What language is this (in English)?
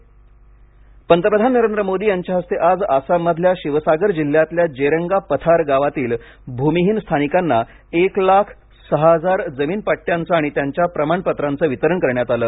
Marathi